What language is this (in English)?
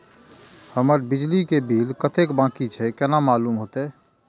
Maithili